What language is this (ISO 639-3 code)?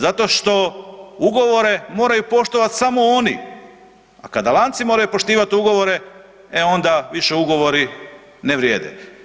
hrv